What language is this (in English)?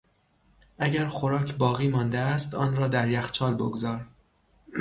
Persian